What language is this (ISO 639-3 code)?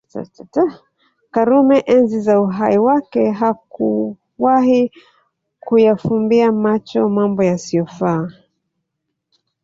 swa